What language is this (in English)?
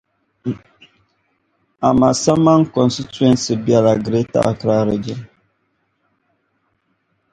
Dagbani